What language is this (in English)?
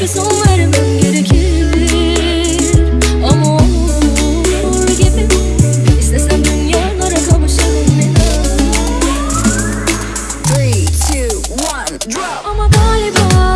Turkish